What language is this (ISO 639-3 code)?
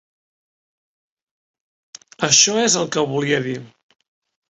cat